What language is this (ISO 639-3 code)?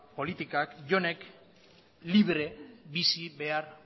eus